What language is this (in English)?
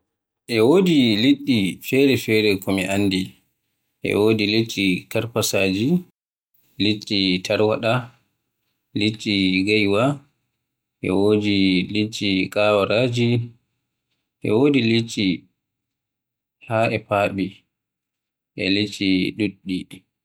Western Niger Fulfulde